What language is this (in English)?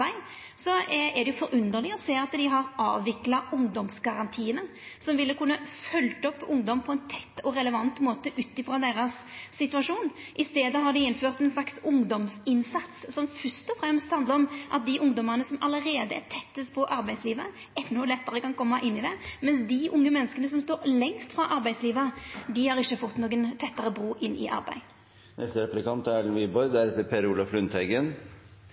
Norwegian